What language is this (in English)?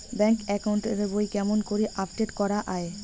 Bangla